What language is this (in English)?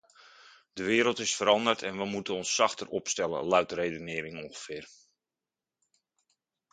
Dutch